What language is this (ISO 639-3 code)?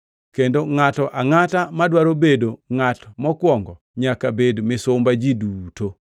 luo